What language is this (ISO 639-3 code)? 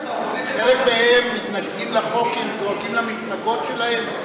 heb